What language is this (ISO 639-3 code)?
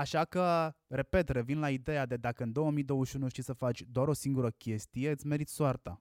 ron